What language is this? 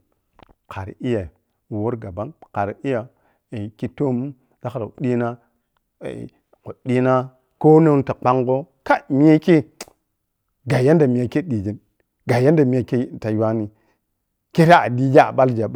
Piya-Kwonci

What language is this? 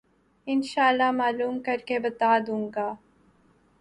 Urdu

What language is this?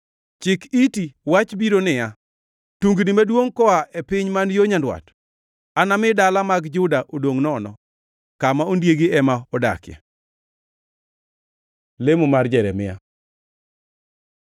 Luo (Kenya and Tanzania)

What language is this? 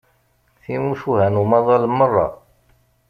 Kabyle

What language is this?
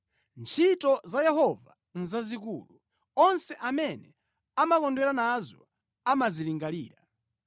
Nyanja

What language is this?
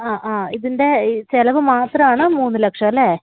Malayalam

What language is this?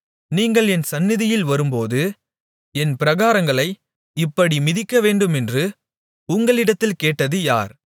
Tamil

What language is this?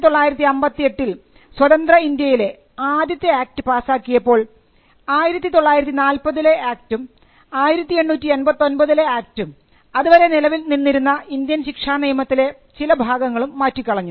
Malayalam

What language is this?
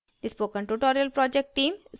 Hindi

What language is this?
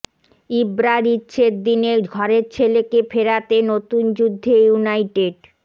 Bangla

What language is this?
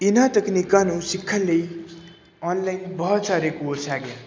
Punjabi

